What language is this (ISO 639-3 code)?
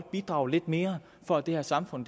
dan